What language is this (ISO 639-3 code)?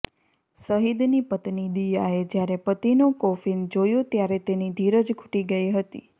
guj